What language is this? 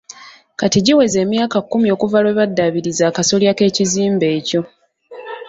Ganda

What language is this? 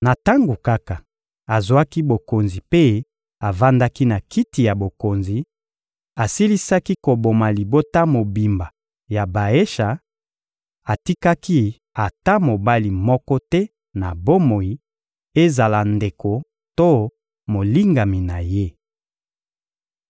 Lingala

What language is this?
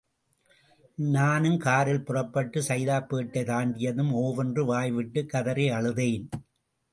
Tamil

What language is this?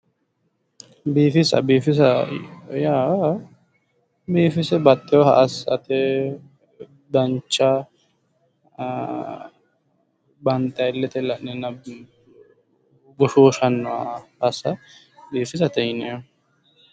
Sidamo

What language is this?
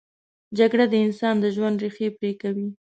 Pashto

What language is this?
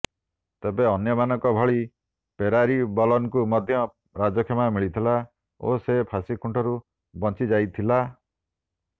Odia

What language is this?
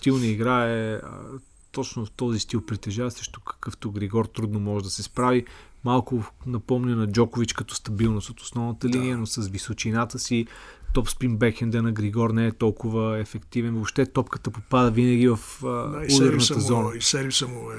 Bulgarian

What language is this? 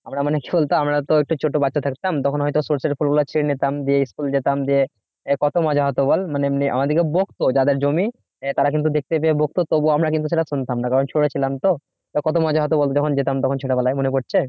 Bangla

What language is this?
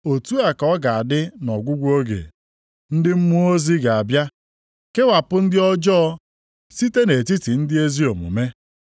Igbo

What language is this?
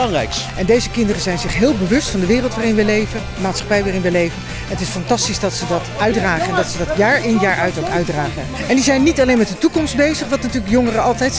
Dutch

